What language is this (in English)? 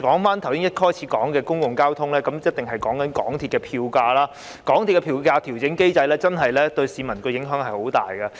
Cantonese